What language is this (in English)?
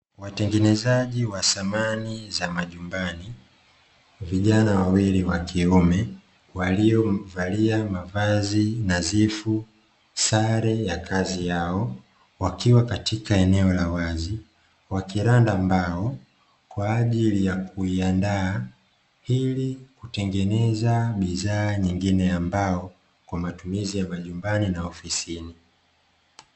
Swahili